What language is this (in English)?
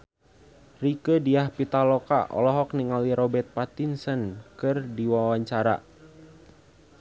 Sundanese